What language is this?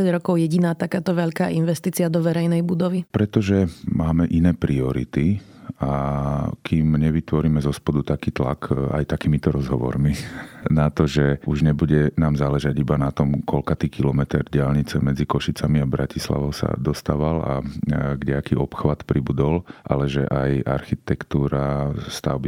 Slovak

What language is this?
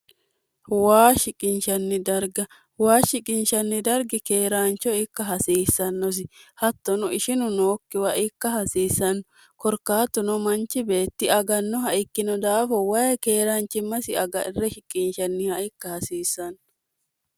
Sidamo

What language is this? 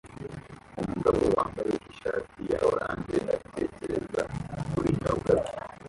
Kinyarwanda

